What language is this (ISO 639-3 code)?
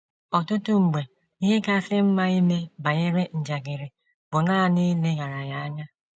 ibo